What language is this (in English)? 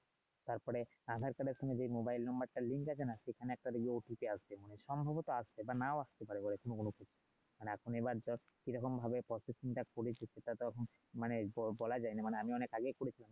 Bangla